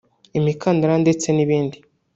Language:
Kinyarwanda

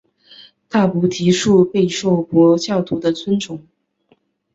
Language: Chinese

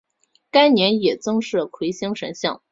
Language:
Chinese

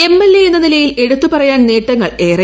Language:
Malayalam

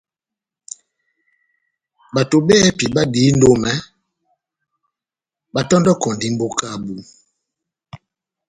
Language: Batanga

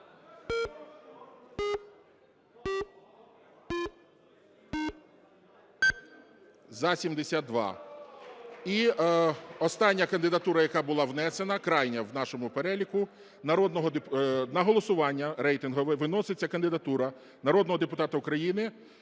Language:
Ukrainian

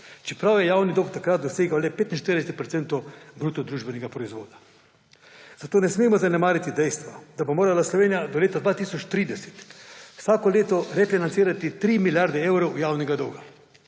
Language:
Slovenian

